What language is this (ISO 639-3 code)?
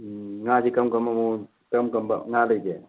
mni